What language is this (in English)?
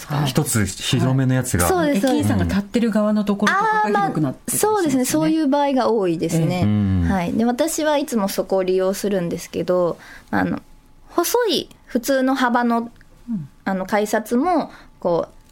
Japanese